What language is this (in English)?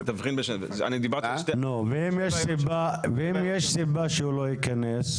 Hebrew